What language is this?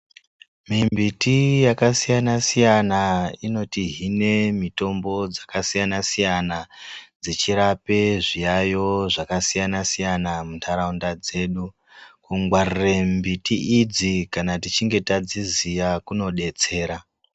Ndau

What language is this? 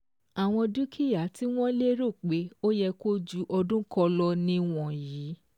Yoruba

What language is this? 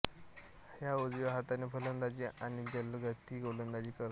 Marathi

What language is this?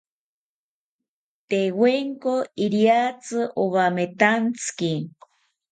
South Ucayali Ashéninka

